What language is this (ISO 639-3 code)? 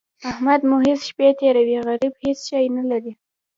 pus